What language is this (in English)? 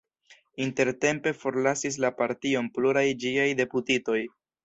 Esperanto